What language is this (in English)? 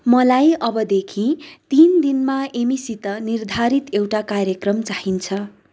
Nepali